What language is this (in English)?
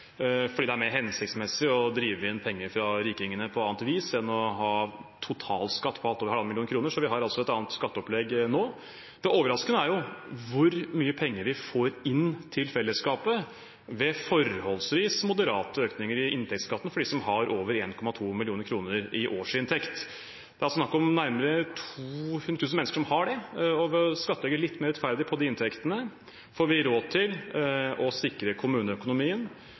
Norwegian Bokmål